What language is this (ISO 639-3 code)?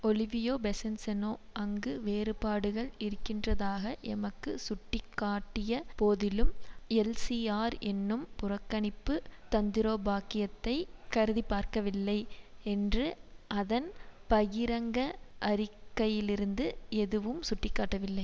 tam